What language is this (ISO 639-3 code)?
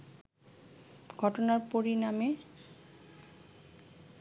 ben